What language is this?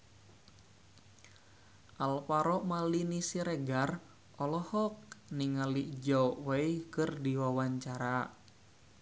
Sundanese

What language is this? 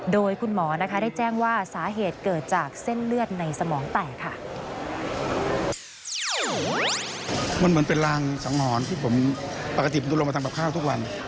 Thai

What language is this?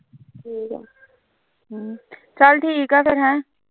Punjabi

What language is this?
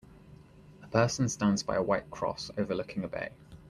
English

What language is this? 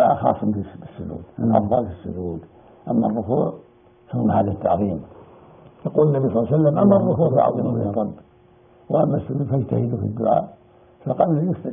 Arabic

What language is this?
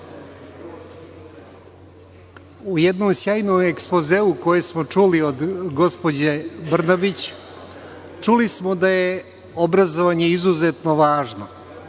Serbian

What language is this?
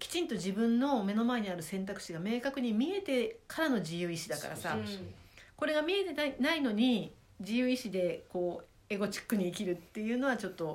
Japanese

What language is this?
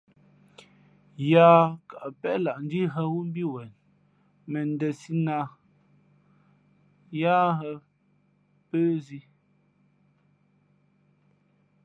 Fe'fe'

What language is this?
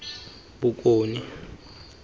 Tswana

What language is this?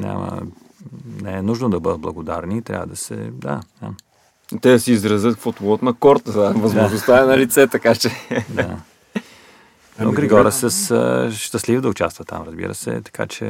Bulgarian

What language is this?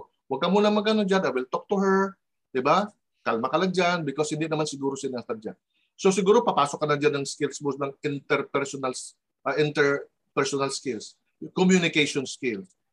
Filipino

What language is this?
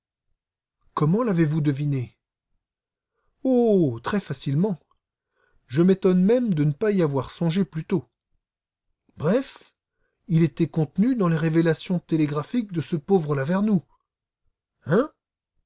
French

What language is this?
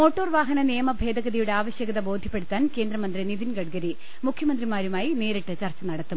Malayalam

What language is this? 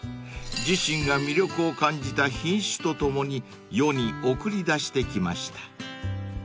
Japanese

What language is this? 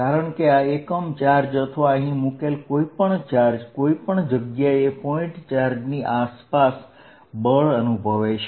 Gujarati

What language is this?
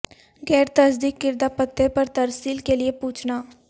Urdu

